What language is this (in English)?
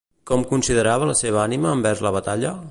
Catalan